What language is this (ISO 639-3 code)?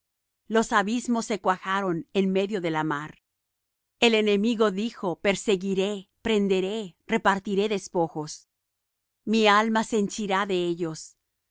spa